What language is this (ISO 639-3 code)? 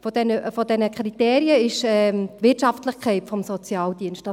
gsw